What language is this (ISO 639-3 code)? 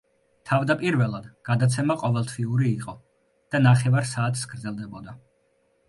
kat